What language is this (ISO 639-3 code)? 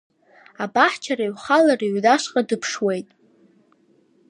abk